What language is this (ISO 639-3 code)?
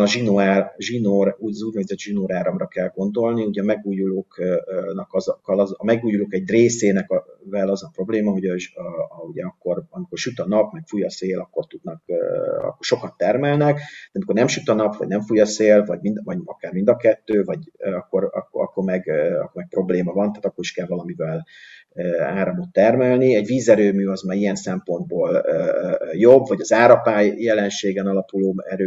hun